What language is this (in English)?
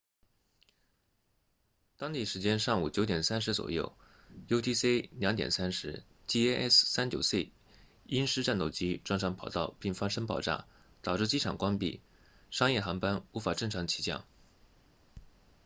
Chinese